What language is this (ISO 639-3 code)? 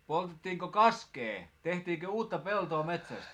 fin